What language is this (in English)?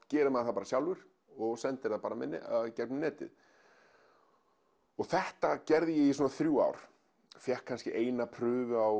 Icelandic